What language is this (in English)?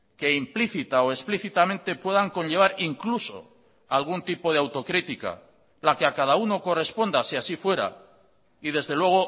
Spanish